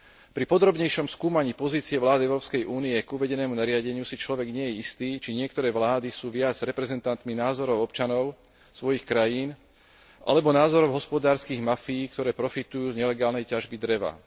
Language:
Slovak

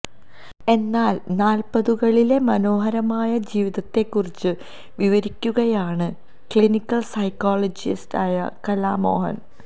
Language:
Malayalam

